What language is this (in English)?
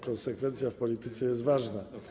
Polish